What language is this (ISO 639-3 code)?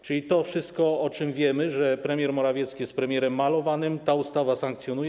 pol